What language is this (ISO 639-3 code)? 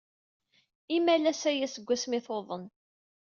kab